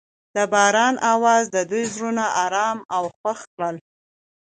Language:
Pashto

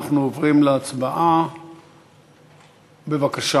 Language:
Hebrew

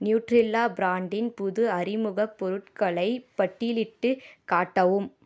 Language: Tamil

